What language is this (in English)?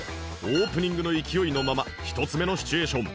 Japanese